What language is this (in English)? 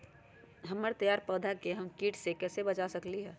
Magahi